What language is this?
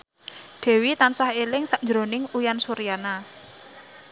Javanese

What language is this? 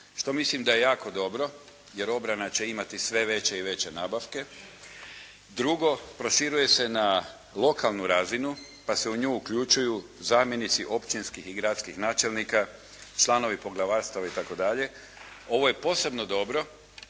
Croatian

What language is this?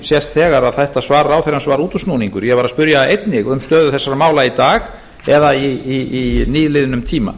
Icelandic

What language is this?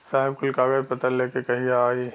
Bhojpuri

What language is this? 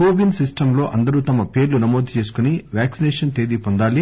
Telugu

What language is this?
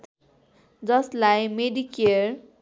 Nepali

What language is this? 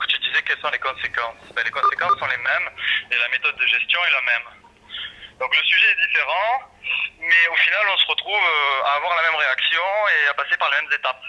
French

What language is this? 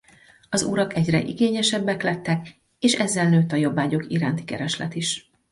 Hungarian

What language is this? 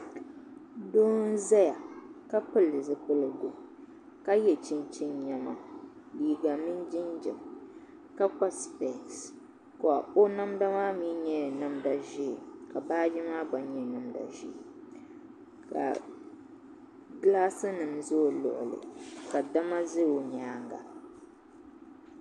Dagbani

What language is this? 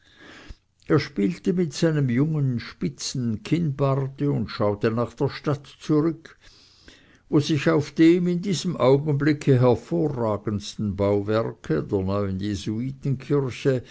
German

